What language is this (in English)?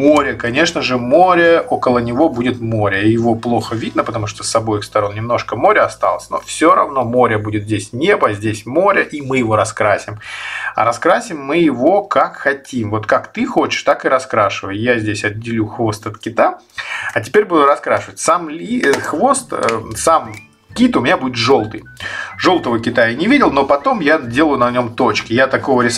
Russian